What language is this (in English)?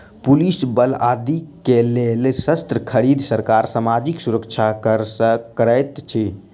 Maithili